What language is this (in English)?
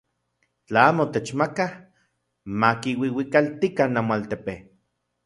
Central Puebla Nahuatl